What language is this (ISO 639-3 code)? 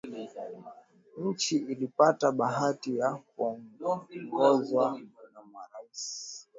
swa